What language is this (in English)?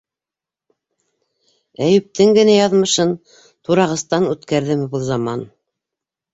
Bashkir